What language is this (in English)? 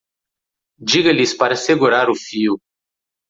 Portuguese